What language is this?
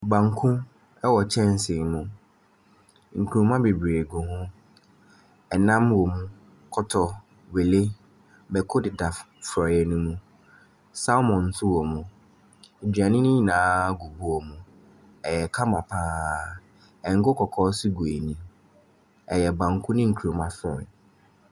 Akan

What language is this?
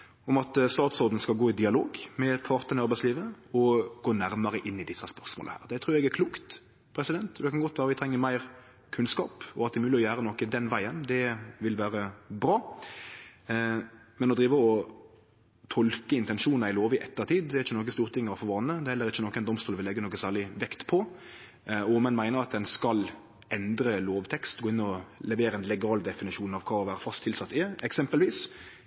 Norwegian Nynorsk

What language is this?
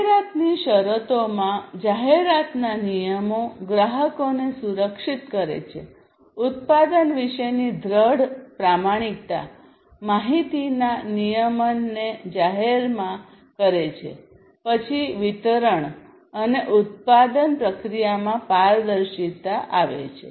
Gujarati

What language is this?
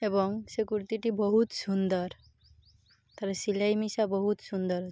Odia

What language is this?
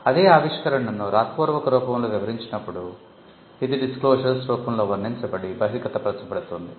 Telugu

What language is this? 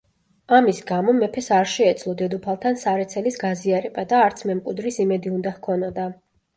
Georgian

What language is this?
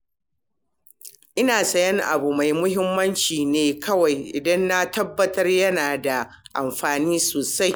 Hausa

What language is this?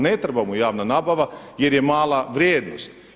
Croatian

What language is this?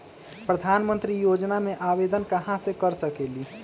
Magahi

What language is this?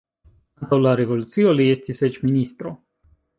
Esperanto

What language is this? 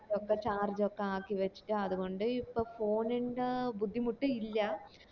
Malayalam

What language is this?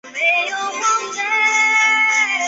Chinese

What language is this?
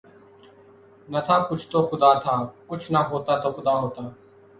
Urdu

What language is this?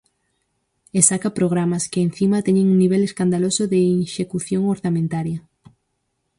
Galician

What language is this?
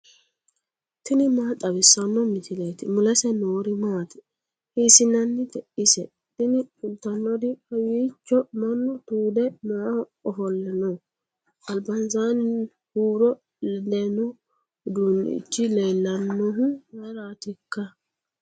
Sidamo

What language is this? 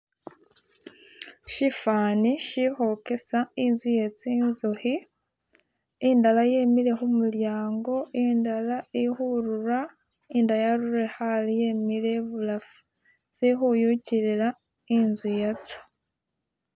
Masaaba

